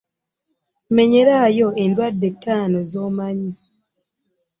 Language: Ganda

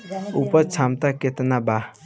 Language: Bhojpuri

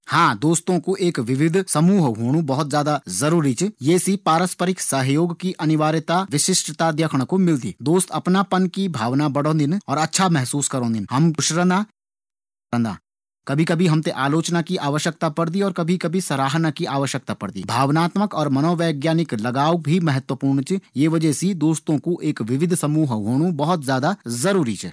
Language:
Garhwali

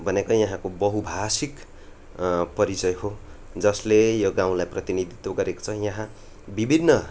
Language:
Nepali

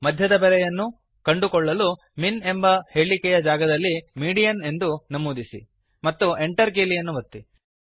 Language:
Kannada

